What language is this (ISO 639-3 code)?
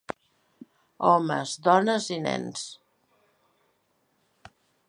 cat